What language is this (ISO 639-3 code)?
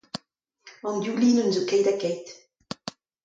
bre